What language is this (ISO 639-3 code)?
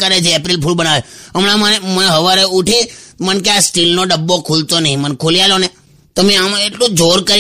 hin